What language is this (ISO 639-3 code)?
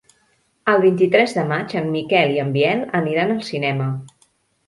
cat